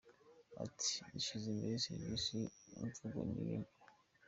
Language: Kinyarwanda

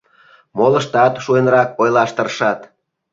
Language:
Mari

